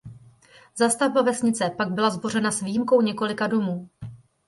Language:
Czech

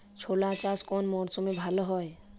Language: Bangla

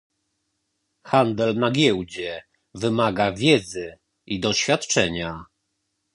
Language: Polish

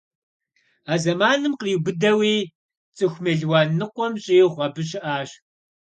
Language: Kabardian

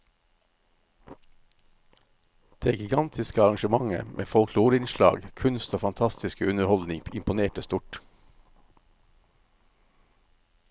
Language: Norwegian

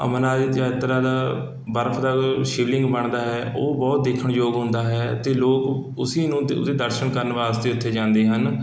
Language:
Punjabi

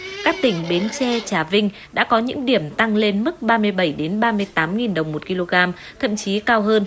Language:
Vietnamese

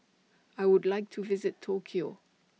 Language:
English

